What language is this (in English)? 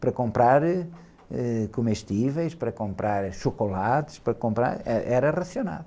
Portuguese